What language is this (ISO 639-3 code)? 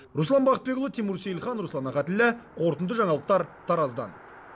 kaz